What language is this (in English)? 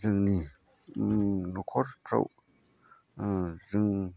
Bodo